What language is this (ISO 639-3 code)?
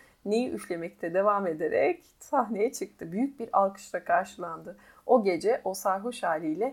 tur